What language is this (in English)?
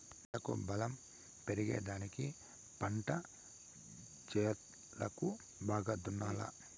Telugu